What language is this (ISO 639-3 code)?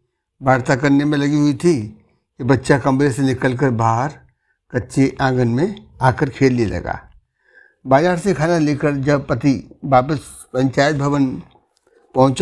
hin